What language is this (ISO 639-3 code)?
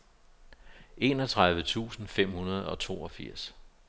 dan